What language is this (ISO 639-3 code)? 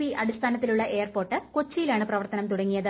mal